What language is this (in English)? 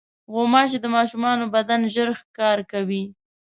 Pashto